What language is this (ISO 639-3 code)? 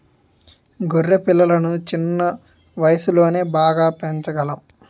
tel